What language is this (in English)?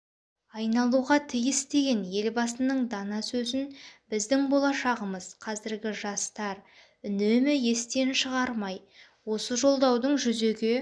Kazakh